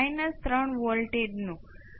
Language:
Gujarati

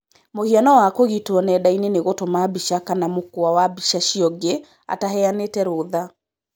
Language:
Kikuyu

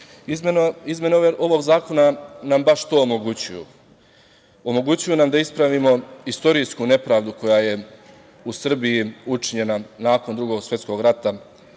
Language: Serbian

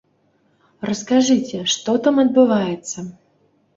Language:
Belarusian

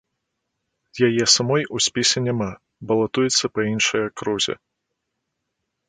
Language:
Belarusian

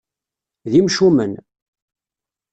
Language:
Kabyle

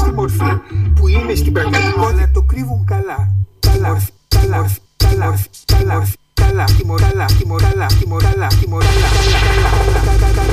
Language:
Greek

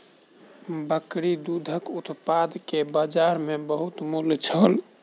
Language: Maithili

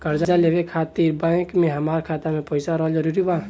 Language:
Bhojpuri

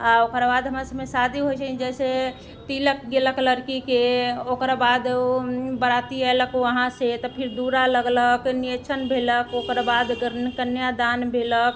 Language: Maithili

